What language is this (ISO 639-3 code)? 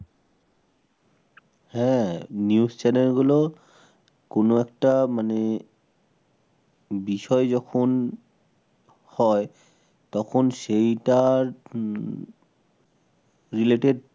ben